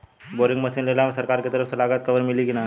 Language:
Bhojpuri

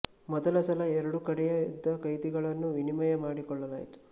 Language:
Kannada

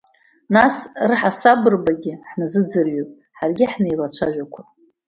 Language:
Abkhazian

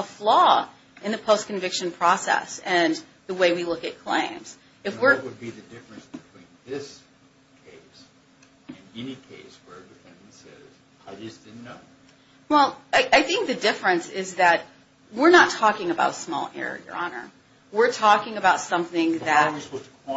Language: English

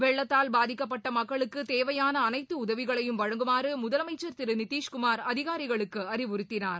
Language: Tamil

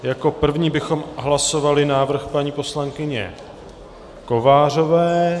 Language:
Czech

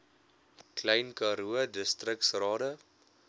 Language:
Afrikaans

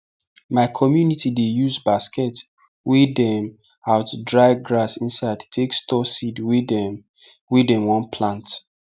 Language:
Nigerian Pidgin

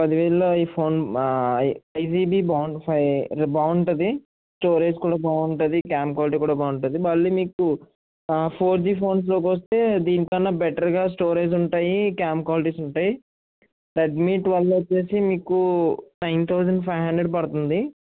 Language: Telugu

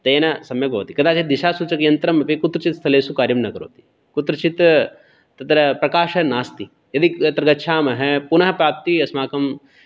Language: Sanskrit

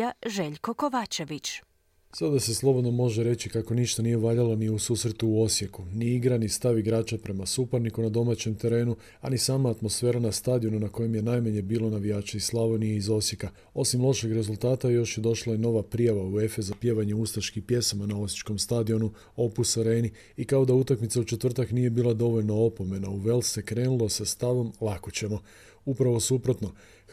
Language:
Croatian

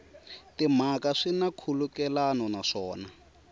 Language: Tsonga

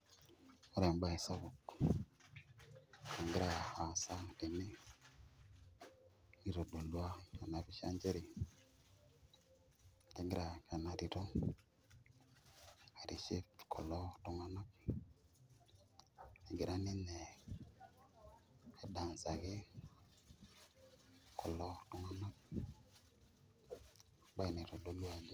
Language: Masai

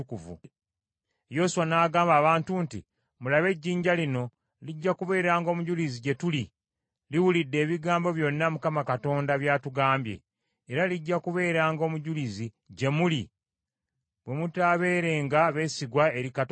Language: Ganda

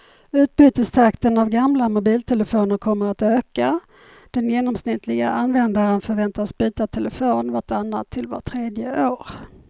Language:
Swedish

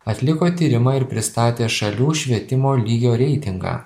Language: Lithuanian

